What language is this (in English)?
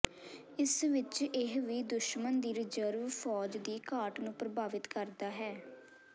Punjabi